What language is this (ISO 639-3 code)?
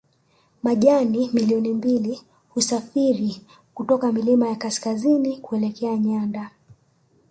swa